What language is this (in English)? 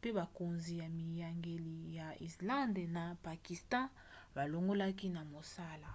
Lingala